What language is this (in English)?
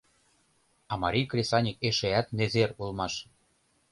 Mari